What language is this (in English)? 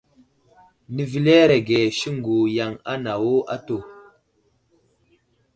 Wuzlam